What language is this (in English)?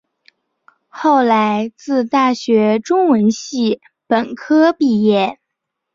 Chinese